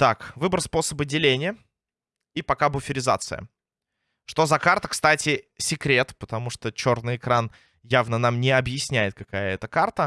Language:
Russian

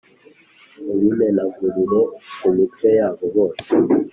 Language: Kinyarwanda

